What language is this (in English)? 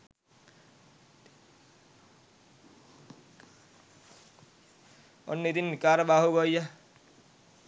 Sinhala